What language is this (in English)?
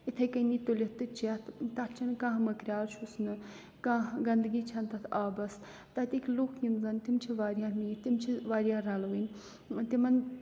Kashmiri